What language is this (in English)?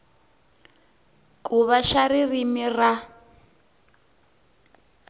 Tsonga